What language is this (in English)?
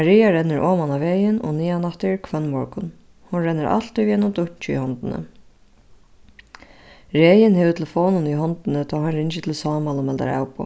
Faroese